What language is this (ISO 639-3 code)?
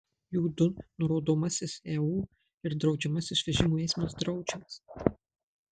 lit